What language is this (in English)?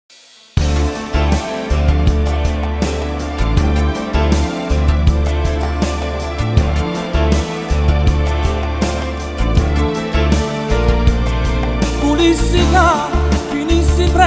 Italian